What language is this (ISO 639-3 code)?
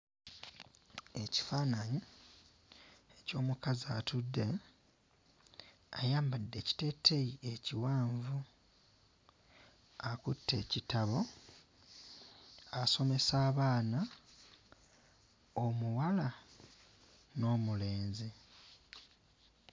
lug